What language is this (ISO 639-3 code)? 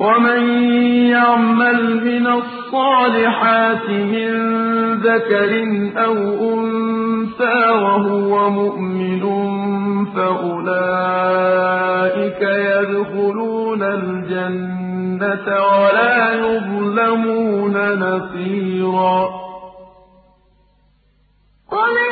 ara